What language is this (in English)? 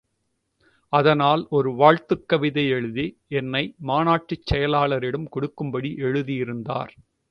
Tamil